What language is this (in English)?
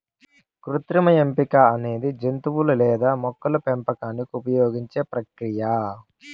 Telugu